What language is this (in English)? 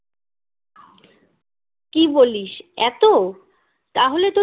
Bangla